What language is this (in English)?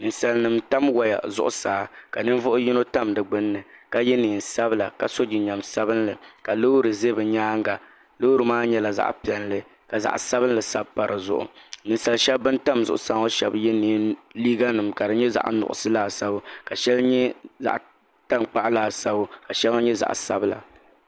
Dagbani